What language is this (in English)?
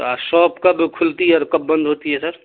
Urdu